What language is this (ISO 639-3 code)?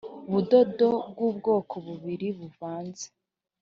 kin